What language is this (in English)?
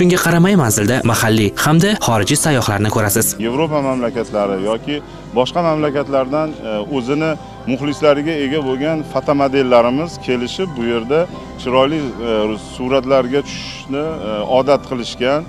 Turkish